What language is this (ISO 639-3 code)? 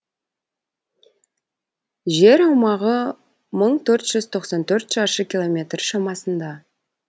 kaz